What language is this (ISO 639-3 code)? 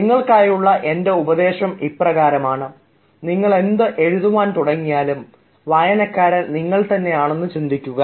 mal